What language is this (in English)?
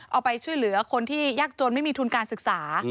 Thai